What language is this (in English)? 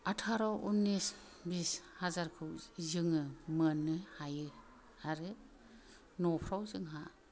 Bodo